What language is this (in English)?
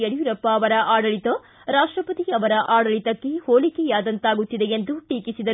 Kannada